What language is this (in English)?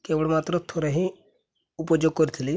Odia